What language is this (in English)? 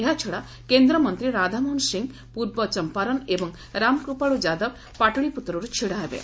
Odia